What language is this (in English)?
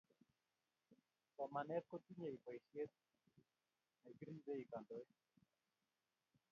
Kalenjin